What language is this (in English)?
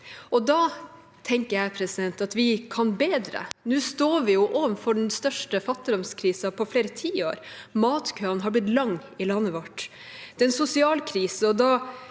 Norwegian